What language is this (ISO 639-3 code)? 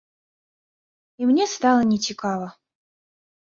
bel